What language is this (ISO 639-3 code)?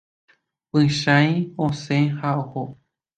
grn